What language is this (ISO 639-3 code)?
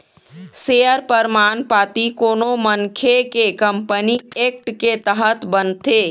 hne